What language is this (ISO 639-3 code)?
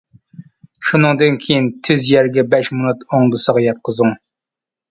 uig